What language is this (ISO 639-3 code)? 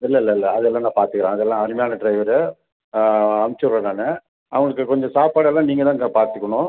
tam